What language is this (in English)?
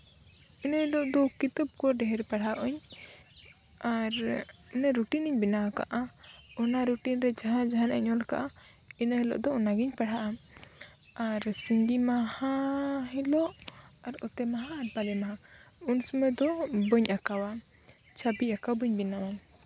Santali